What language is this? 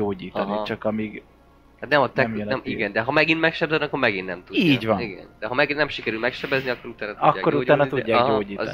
Hungarian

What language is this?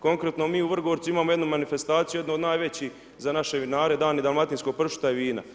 Croatian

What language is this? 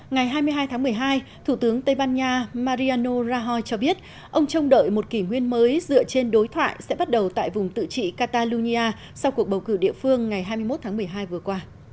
Vietnamese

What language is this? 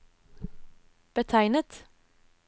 Norwegian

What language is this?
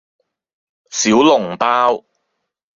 Cantonese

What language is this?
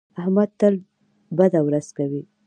Pashto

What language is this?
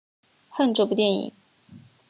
Chinese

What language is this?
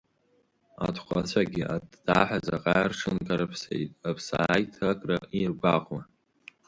Abkhazian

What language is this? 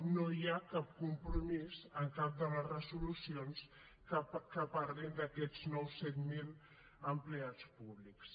Catalan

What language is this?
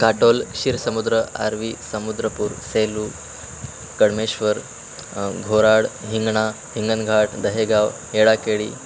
Marathi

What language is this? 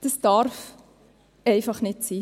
Swiss German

